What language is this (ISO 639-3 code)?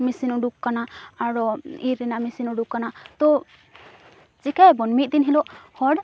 sat